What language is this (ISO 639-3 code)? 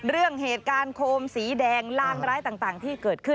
tha